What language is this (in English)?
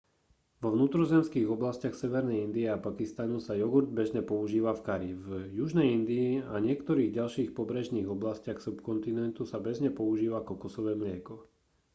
Slovak